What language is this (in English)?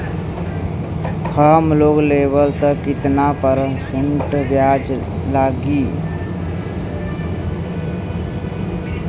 Bhojpuri